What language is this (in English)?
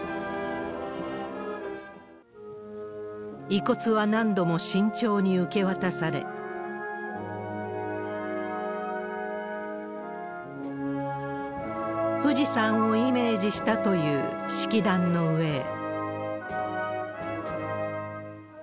Japanese